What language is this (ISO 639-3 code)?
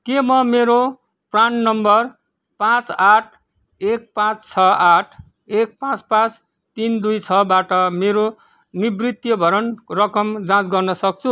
nep